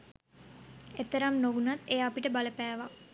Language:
Sinhala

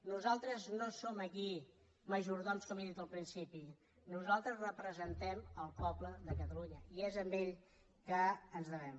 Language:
Catalan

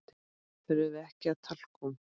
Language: Icelandic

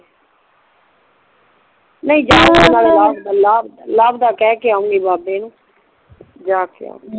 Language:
Punjabi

